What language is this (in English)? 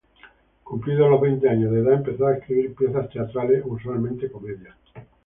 Spanish